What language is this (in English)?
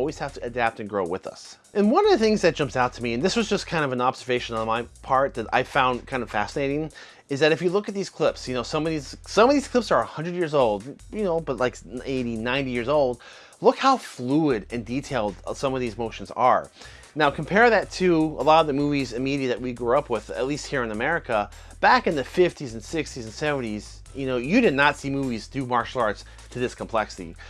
English